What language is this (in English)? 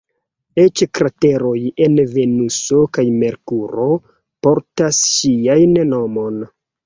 Esperanto